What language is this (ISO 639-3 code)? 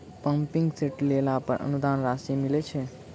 mai